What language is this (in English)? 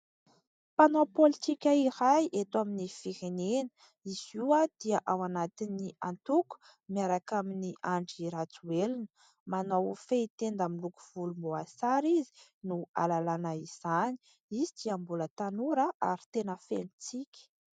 Malagasy